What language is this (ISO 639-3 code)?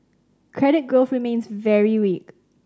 eng